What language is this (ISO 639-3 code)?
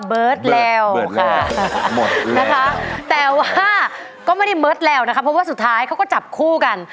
tha